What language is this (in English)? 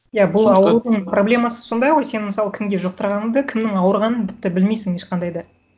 Kazakh